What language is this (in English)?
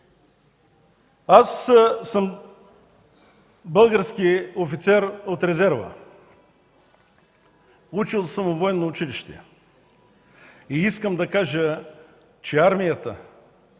Bulgarian